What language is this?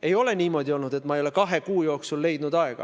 Estonian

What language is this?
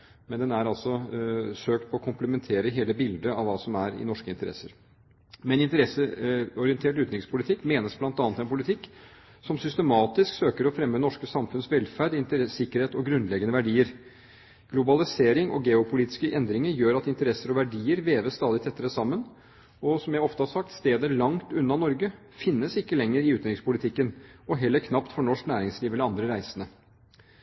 Norwegian Bokmål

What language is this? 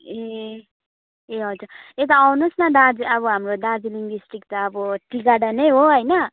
Nepali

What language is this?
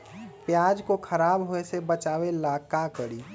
Magahi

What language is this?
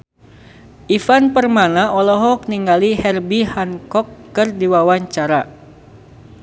Sundanese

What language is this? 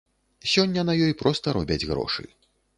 Belarusian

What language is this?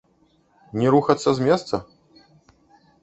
Belarusian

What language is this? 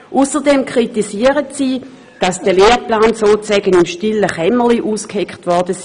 Swiss German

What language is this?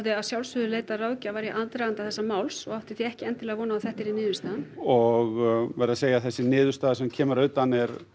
Icelandic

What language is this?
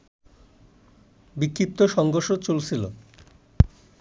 Bangla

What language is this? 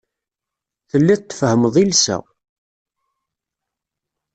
Kabyle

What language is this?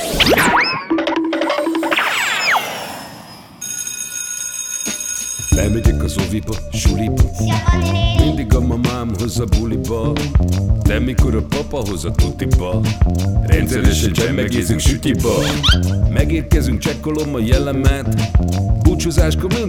Hungarian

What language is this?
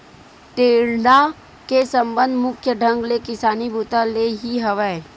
Chhattisgarhi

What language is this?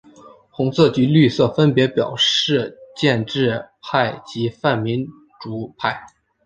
Chinese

